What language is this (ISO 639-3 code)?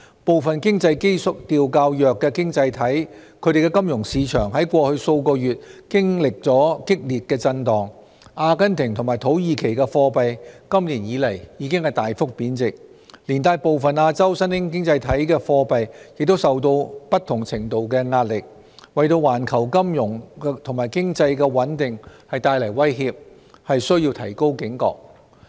yue